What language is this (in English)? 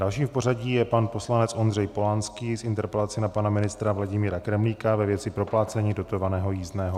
Czech